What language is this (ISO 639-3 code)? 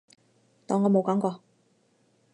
yue